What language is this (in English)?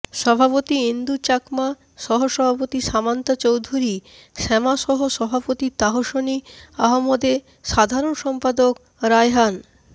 Bangla